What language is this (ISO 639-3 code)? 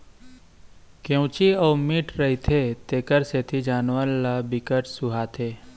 hne